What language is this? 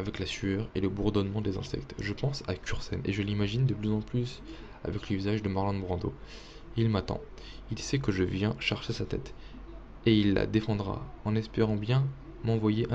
French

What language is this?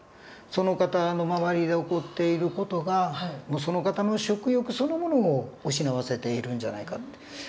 Japanese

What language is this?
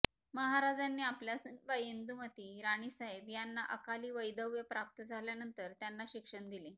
Marathi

